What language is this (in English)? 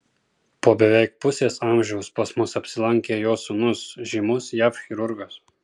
Lithuanian